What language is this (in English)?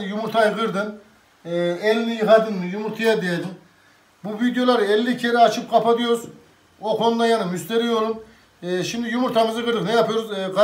Turkish